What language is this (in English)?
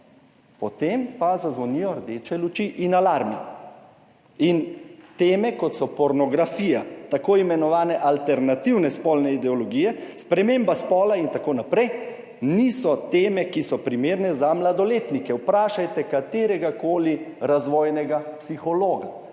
Slovenian